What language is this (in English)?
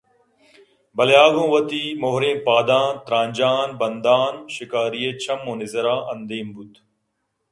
Eastern Balochi